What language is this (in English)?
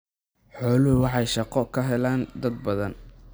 Somali